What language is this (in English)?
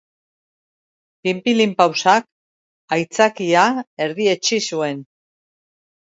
Basque